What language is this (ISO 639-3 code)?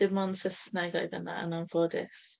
cym